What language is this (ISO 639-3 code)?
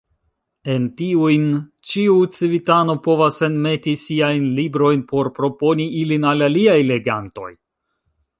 epo